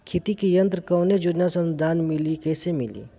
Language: Bhojpuri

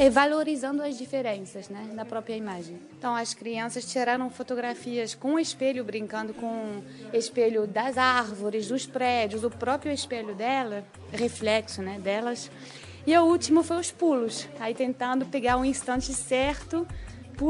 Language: Portuguese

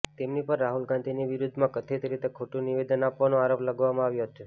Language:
Gujarati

